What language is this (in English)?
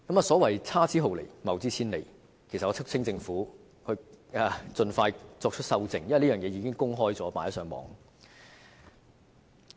Cantonese